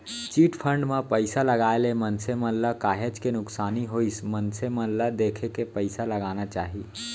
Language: Chhattisgarhi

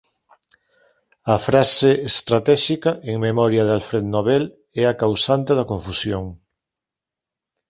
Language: Galician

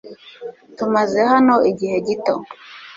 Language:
Kinyarwanda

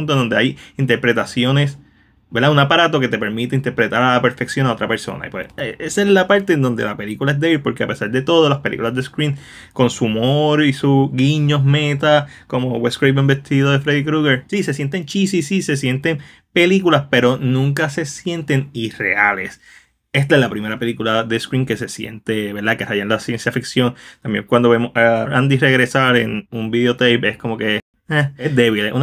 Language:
Spanish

